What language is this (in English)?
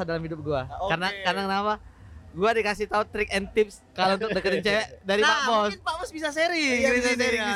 Indonesian